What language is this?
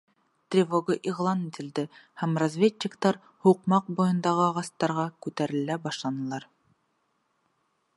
Bashkir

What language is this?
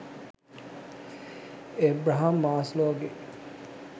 Sinhala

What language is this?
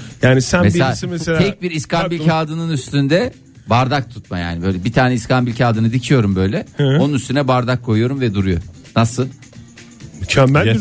Turkish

